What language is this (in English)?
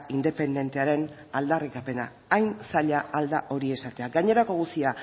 Basque